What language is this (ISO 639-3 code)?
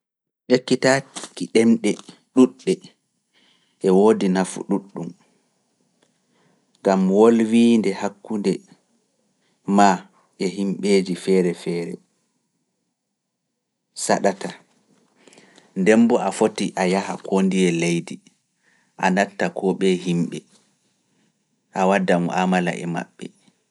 ful